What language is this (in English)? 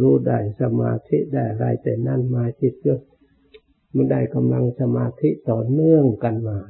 Thai